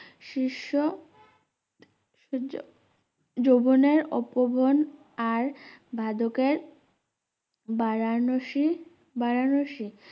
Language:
Bangla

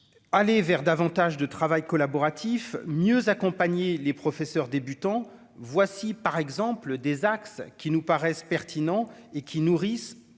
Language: French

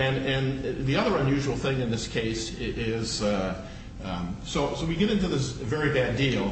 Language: English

